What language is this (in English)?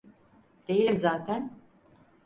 Turkish